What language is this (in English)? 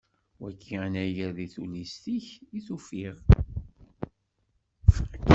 Kabyle